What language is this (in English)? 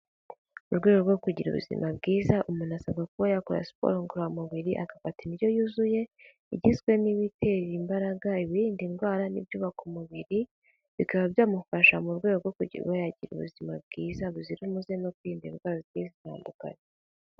Kinyarwanda